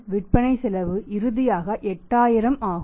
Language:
Tamil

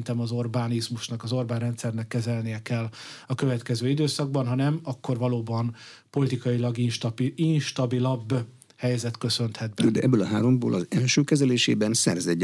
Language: Hungarian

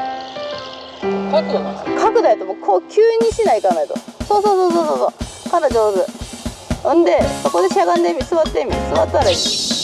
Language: Japanese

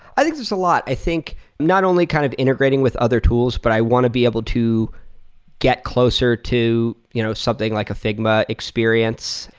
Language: English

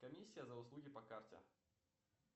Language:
Russian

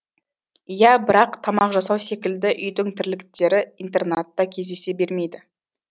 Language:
Kazakh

